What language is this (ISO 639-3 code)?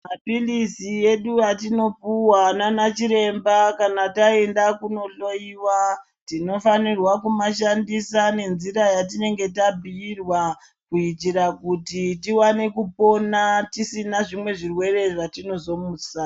ndc